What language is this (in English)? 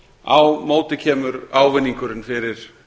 Icelandic